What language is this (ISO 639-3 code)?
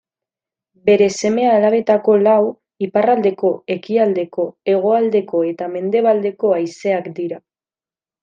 eus